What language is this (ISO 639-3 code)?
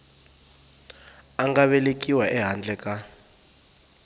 tso